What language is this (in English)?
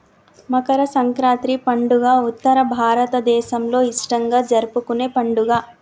Telugu